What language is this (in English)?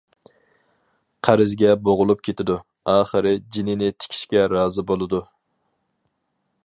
Uyghur